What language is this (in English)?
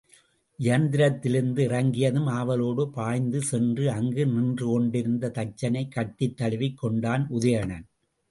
Tamil